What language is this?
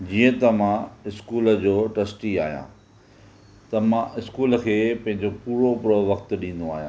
Sindhi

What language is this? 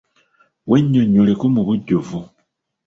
Ganda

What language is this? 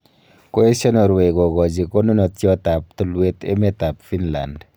Kalenjin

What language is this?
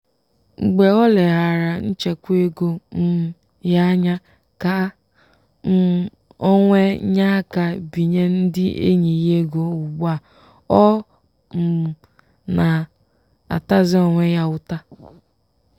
Igbo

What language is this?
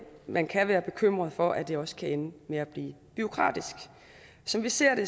Danish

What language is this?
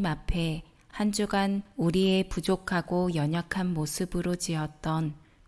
Korean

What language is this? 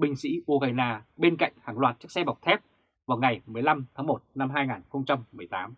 Vietnamese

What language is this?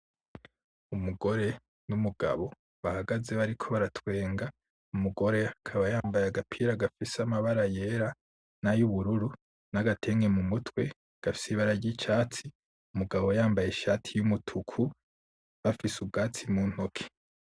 Rundi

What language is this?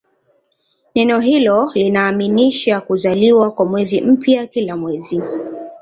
Swahili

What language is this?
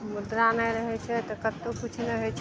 Maithili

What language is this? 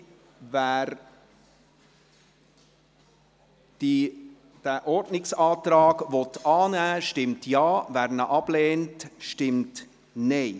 Swiss German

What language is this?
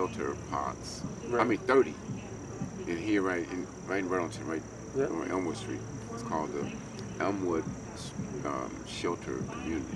English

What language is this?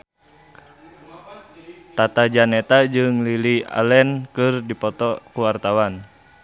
Sundanese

